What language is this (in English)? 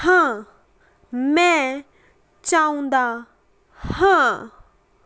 Punjabi